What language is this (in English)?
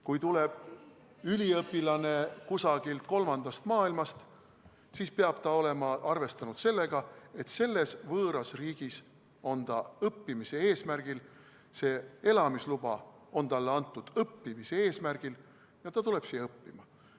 Estonian